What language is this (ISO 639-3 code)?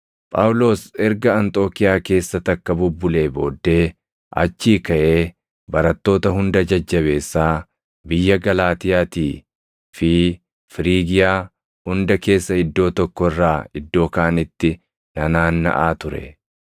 orm